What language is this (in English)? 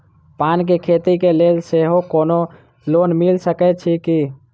Maithili